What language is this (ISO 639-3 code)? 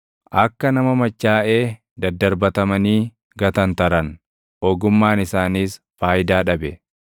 orm